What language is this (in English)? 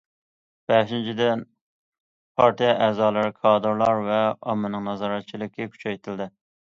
Uyghur